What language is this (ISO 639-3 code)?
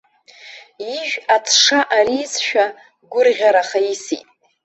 abk